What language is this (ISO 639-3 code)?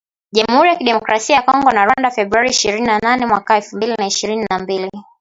swa